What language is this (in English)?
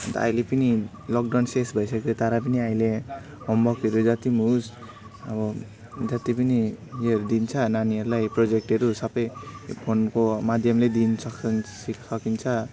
Nepali